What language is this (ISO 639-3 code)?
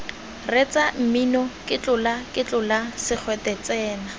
tsn